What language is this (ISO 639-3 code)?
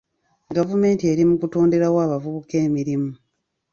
lug